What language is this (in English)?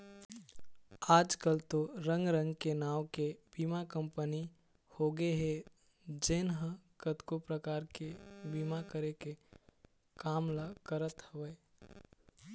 Chhattisgarhi